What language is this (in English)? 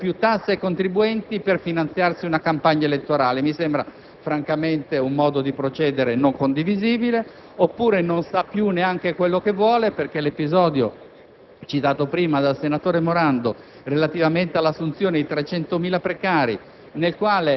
Italian